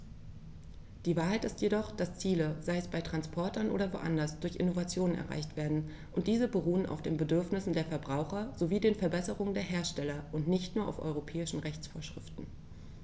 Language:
German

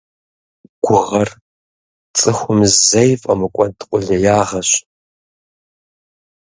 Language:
Kabardian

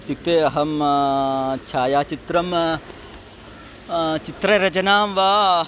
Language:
Sanskrit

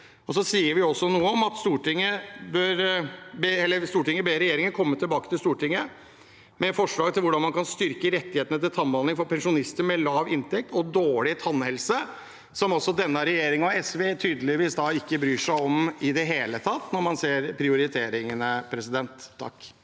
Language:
Norwegian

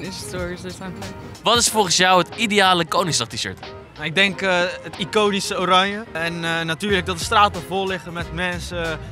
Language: Dutch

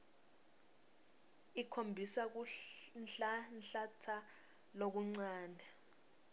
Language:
Swati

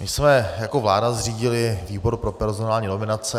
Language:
Czech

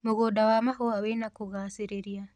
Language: Kikuyu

